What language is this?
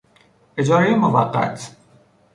Persian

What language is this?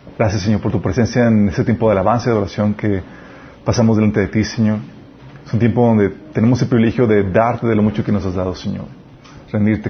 Spanish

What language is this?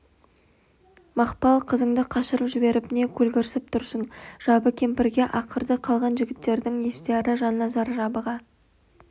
Kazakh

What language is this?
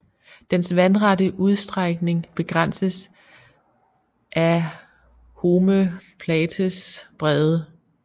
Danish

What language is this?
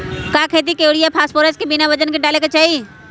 Magahi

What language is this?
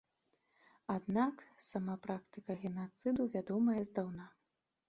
Belarusian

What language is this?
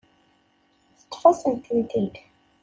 Kabyle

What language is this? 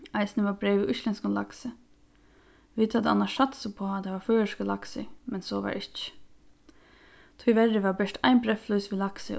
Faroese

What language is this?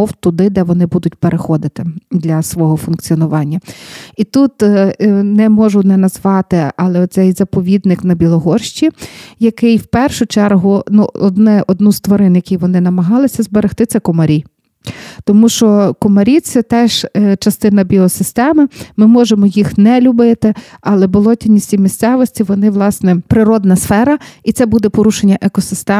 Ukrainian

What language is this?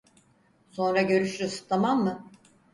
Turkish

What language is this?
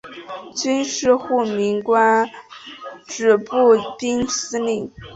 Chinese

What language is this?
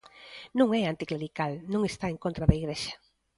Galician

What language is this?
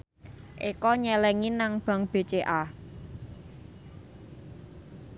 Javanese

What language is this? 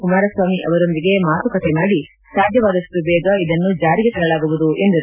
Kannada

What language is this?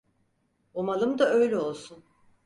Turkish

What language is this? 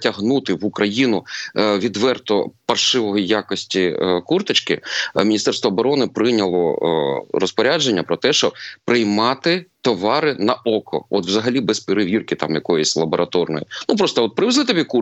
Ukrainian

